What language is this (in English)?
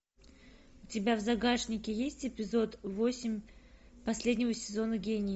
Russian